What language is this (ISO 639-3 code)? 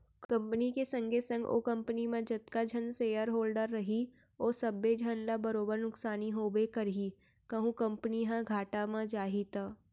hne